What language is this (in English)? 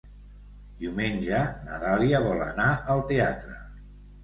Catalan